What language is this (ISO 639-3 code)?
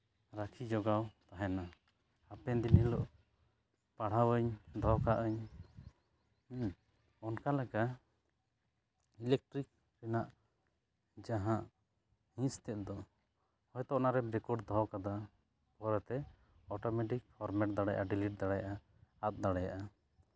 sat